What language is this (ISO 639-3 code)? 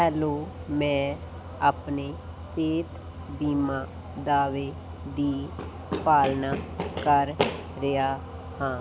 pan